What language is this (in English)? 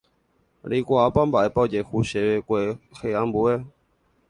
Guarani